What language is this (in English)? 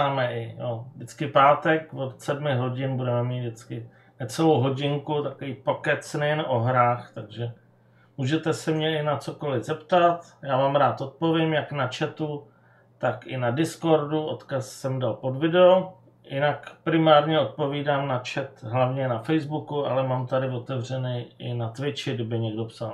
Czech